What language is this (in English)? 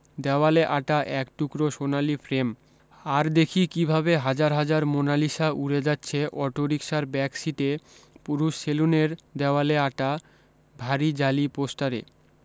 Bangla